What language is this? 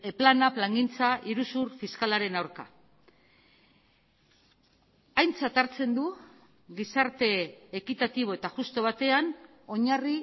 Basque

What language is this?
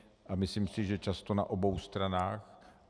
Czech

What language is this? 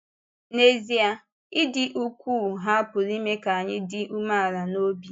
Igbo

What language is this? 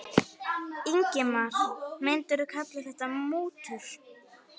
Icelandic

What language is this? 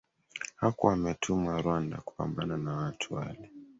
Swahili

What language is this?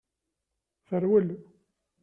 Kabyle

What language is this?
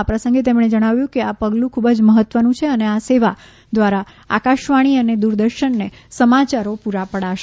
Gujarati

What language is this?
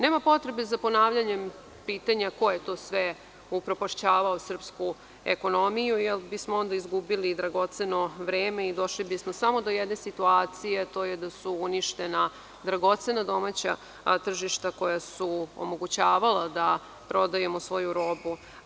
Serbian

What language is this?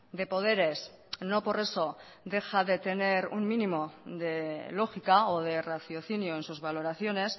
Spanish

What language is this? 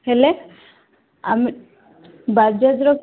Odia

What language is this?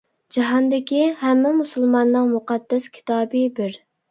Uyghur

